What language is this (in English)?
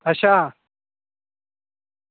Dogri